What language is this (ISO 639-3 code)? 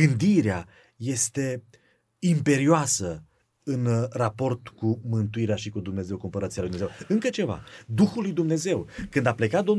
ron